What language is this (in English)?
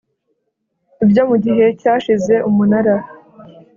Kinyarwanda